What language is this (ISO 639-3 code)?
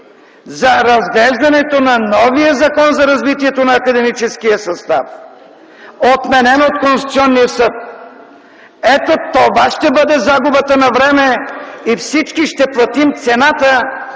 bul